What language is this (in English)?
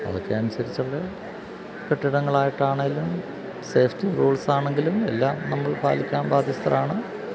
Malayalam